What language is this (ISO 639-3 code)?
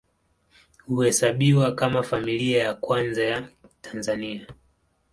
swa